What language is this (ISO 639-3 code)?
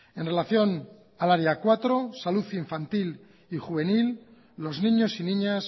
spa